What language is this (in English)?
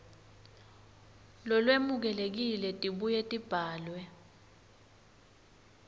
Swati